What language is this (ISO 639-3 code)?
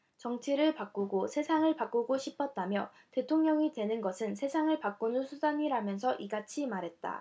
kor